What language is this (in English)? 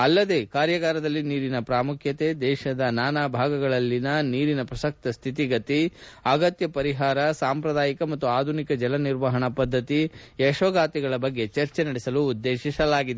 Kannada